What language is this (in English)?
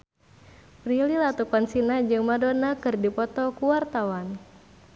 Sundanese